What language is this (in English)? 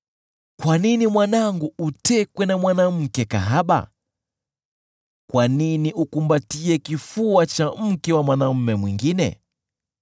Swahili